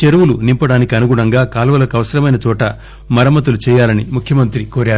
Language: Telugu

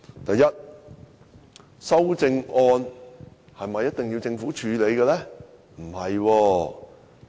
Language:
Cantonese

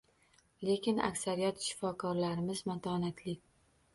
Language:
Uzbek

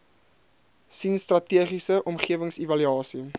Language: Afrikaans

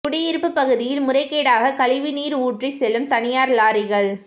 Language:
Tamil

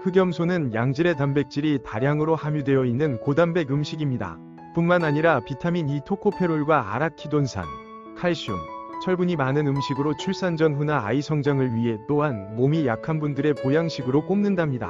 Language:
Korean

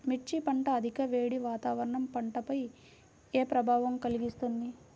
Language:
Telugu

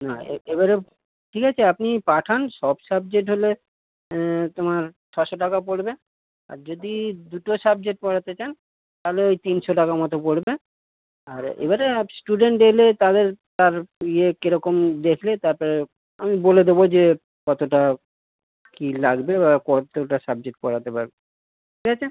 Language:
Bangla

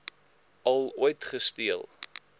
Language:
Afrikaans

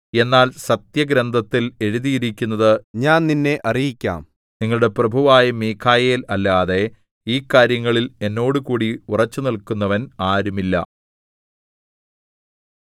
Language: Malayalam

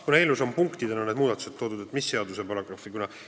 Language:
Estonian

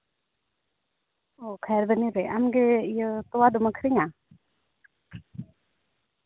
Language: Santali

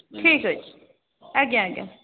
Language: Odia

